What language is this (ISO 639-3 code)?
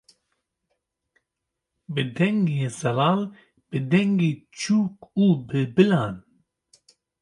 kur